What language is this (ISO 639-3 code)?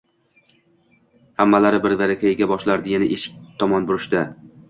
uzb